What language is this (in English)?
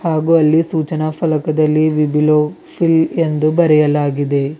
Kannada